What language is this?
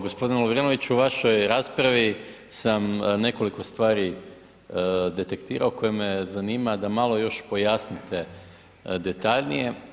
Croatian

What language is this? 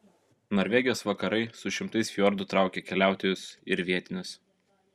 Lithuanian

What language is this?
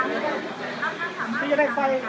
Thai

